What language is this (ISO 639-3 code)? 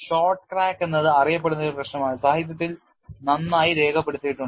mal